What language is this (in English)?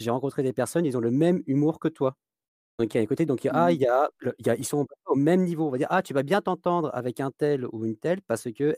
French